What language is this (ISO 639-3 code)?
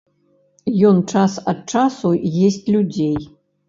bel